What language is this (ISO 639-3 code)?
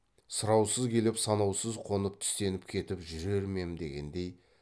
kaz